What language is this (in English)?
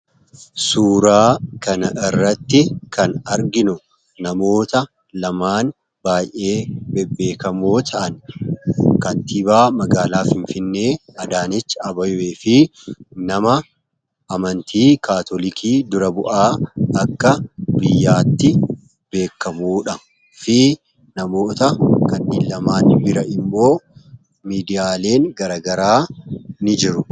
Oromo